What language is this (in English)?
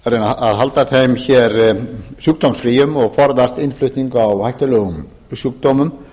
Icelandic